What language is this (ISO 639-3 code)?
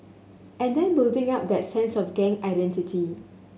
eng